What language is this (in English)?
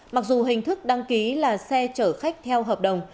Vietnamese